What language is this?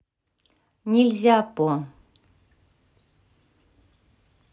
Russian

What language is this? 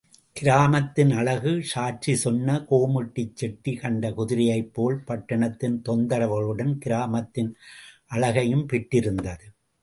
Tamil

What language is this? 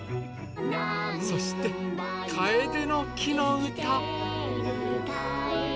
Japanese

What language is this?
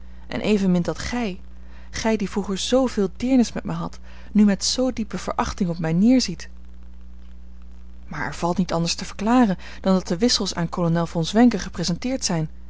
Dutch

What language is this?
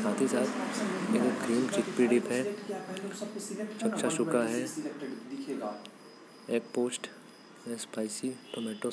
Korwa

